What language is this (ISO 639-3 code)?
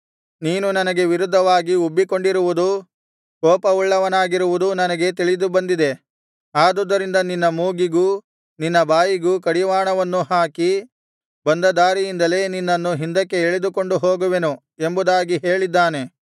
kan